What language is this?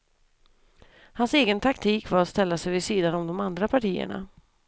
Swedish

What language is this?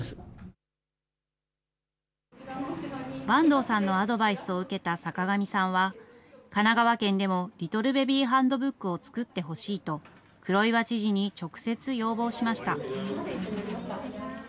Japanese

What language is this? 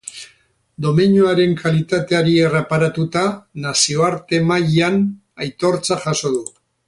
Basque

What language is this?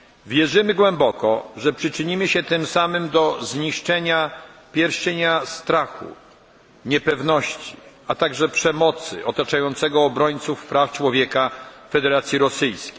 Polish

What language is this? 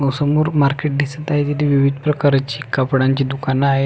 Marathi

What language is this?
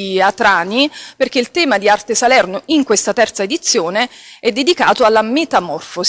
Italian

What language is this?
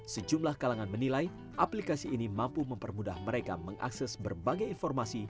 Indonesian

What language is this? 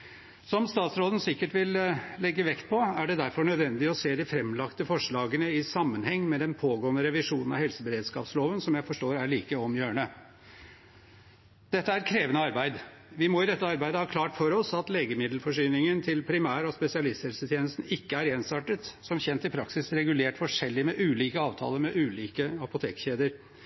Norwegian Bokmål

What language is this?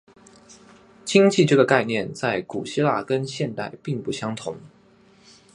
Chinese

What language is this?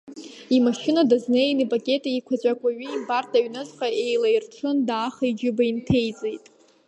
Abkhazian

